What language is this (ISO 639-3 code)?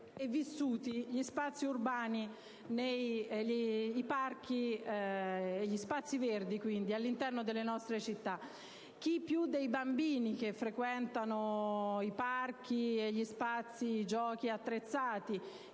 ita